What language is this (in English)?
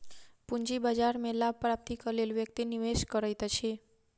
Maithili